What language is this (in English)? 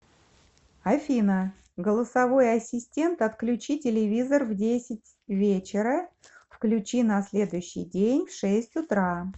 Russian